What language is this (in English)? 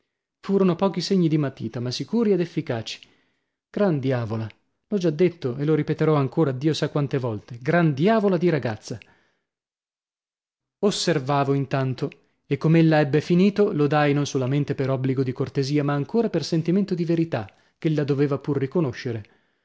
Italian